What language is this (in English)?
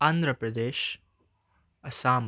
Nepali